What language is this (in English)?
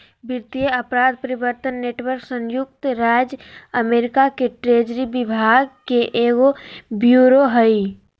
Magahi